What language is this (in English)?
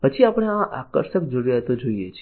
Gujarati